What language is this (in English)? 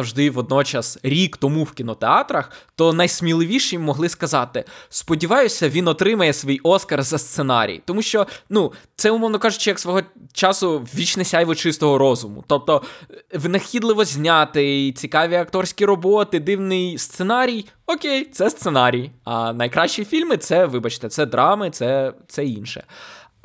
Ukrainian